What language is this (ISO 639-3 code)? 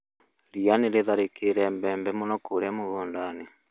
kik